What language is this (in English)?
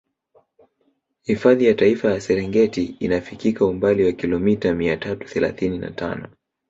Swahili